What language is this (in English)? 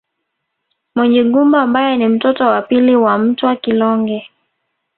Swahili